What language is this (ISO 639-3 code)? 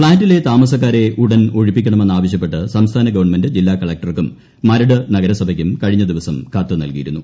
mal